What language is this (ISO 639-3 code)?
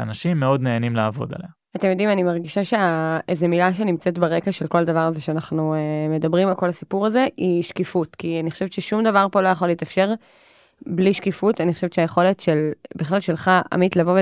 heb